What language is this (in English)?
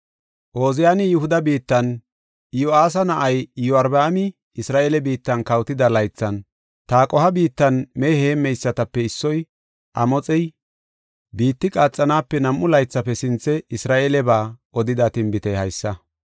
Gofa